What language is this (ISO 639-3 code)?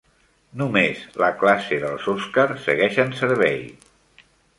cat